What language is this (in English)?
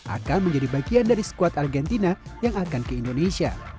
Indonesian